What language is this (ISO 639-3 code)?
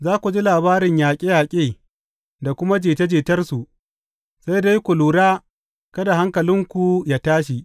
hau